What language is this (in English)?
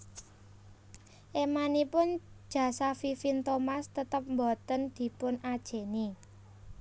Javanese